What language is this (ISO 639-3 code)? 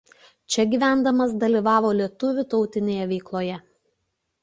lit